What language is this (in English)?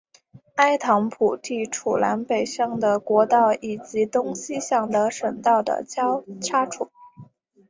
Chinese